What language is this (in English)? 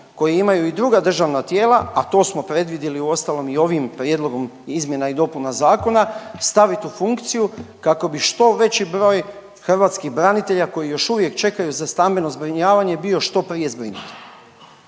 Croatian